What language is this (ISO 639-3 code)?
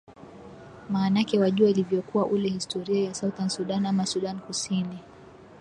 swa